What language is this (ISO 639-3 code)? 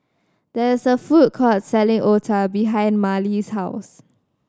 eng